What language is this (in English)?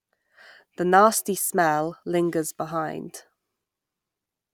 English